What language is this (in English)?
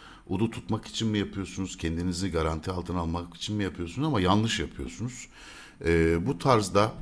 Turkish